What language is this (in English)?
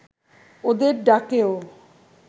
Bangla